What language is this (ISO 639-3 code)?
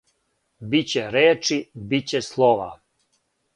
srp